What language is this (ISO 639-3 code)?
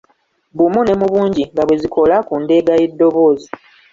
lug